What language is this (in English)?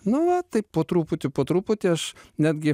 Lithuanian